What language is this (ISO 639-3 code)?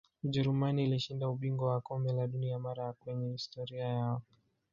swa